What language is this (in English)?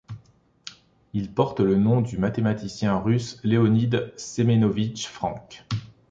French